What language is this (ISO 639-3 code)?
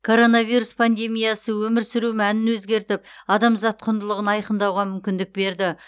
kaz